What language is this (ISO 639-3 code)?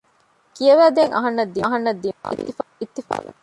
div